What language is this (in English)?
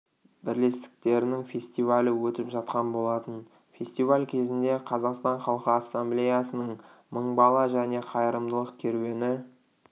Kazakh